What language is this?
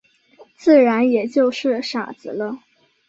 Chinese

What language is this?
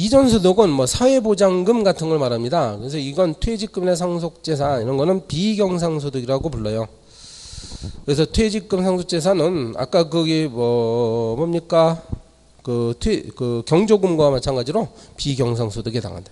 Korean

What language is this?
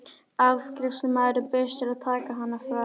Icelandic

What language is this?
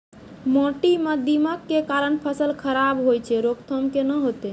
Maithili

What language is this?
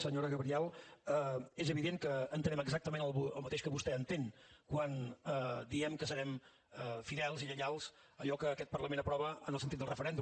Catalan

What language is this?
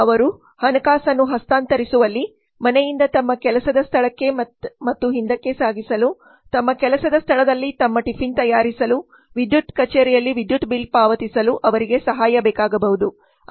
Kannada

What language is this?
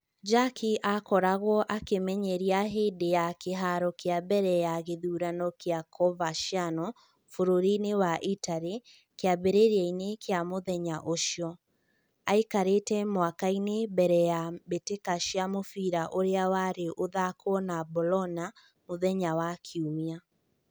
Kikuyu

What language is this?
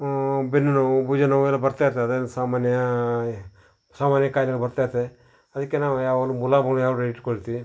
Kannada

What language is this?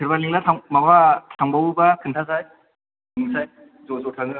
Bodo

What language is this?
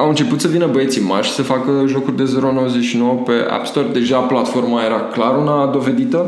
Romanian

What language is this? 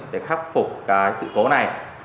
Vietnamese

